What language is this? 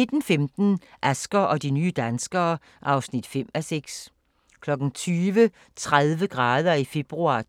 Danish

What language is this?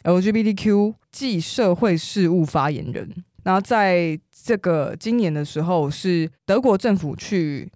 Chinese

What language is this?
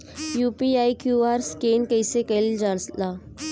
Bhojpuri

